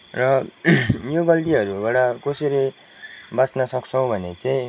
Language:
Nepali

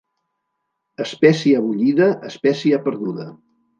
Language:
Catalan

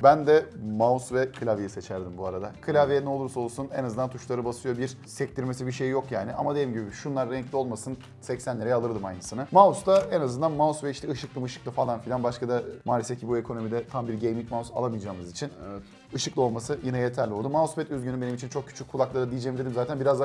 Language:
Turkish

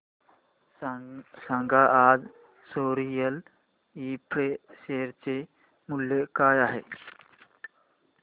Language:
Marathi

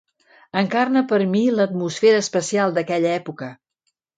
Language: Catalan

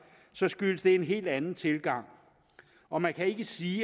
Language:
Danish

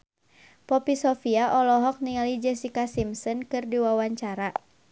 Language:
Sundanese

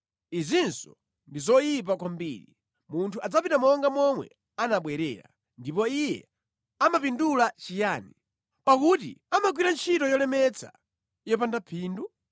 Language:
Nyanja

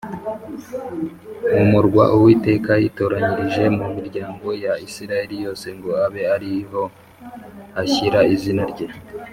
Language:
Kinyarwanda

